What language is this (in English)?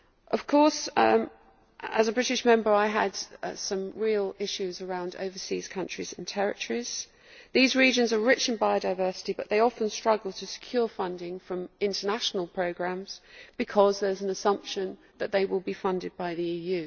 English